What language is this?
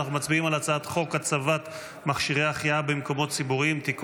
Hebrew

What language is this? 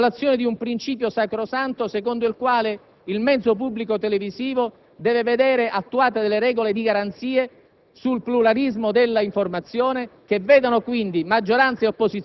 Italian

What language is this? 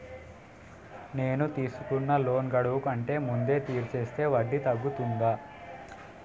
Telugu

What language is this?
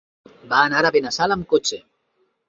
Catalan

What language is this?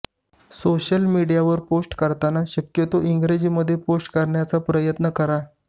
Marathi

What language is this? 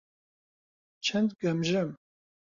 Central Kurdish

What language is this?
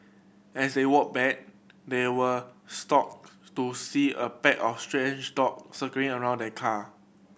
English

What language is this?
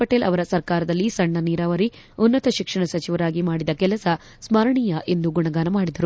Kannada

